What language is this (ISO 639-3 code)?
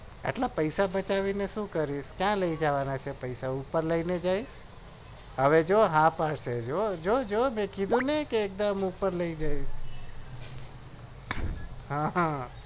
guj